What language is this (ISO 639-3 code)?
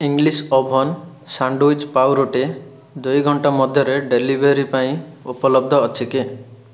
ori